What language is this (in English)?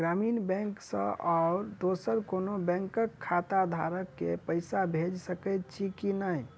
Maithili